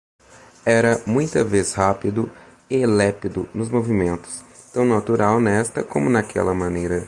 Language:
Portuguese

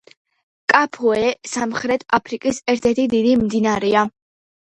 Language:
Georgian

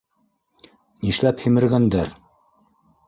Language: Bashkir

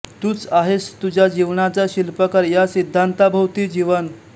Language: Marathi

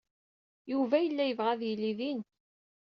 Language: Kabyle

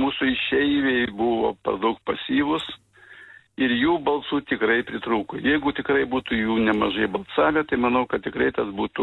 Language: Lithuanian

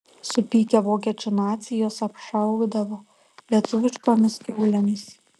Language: Lithuanian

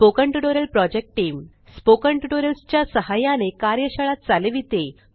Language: Marathi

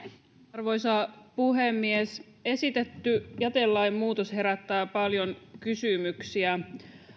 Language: Finnish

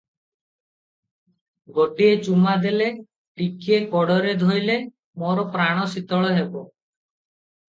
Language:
Odia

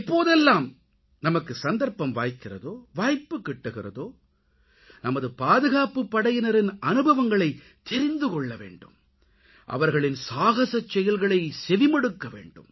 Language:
Tamil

